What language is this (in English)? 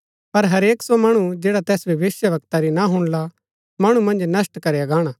Gaddi